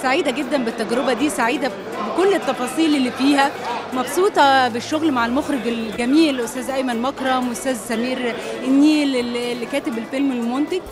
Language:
Arabic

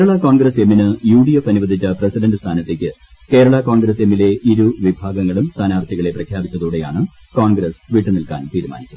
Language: Malayalam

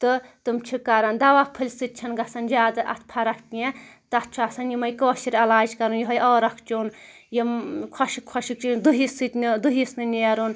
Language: Kashmiri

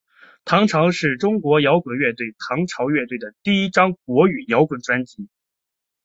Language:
Chinese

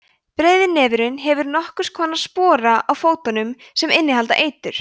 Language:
Icelandic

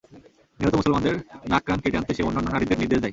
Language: Bangla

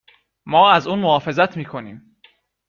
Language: Persian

